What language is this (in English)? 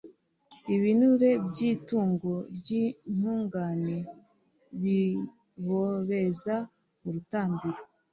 Kinyarwanda